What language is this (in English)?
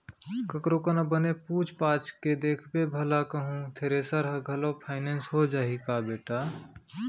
Chhattisgarhi